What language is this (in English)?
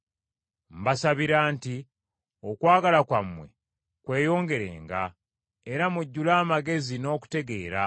Ganda